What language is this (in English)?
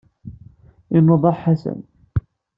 Kabyle